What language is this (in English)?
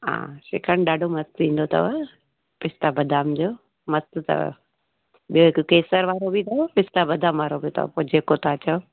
Sindhi